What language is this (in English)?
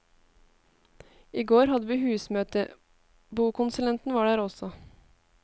Norwegian